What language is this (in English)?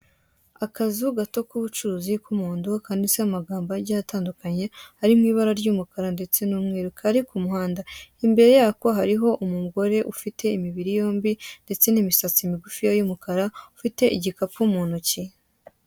Kinyarwanda